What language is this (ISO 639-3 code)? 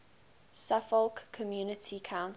eng